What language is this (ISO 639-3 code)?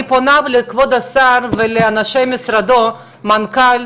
heb